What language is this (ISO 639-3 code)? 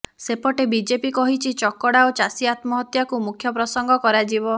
ori